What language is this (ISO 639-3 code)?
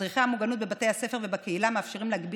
heb